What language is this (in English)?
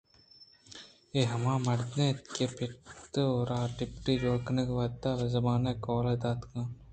Eastern Balochi